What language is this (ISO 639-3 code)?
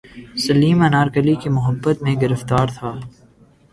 urd